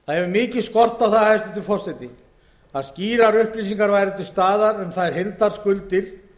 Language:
Icelandic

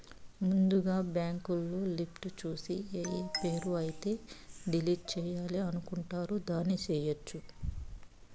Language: Telugu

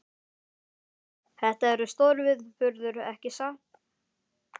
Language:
Icelandic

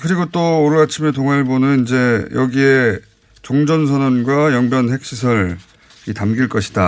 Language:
Korean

